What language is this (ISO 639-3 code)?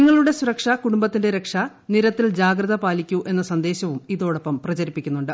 mal